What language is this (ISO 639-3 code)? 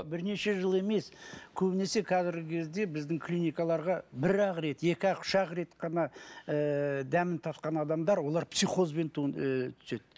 kaz